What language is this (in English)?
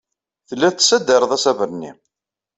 Kabyle